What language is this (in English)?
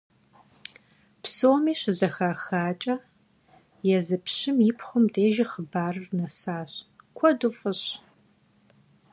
Kabardian